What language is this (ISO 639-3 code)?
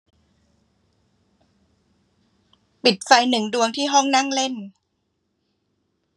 tha